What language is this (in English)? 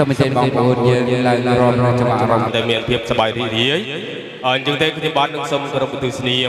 Thai